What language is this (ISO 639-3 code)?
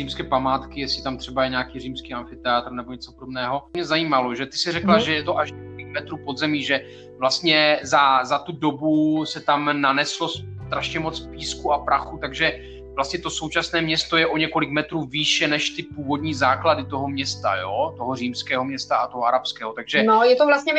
ces